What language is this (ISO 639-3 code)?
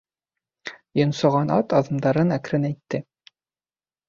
bak